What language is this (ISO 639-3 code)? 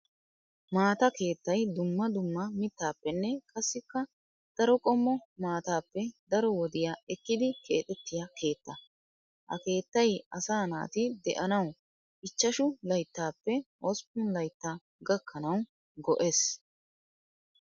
wal